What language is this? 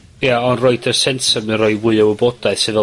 Welsh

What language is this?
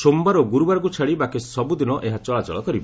Odia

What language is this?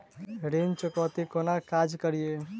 Maithili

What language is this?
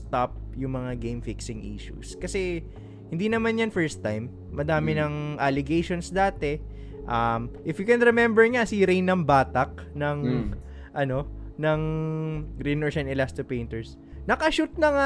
Filipino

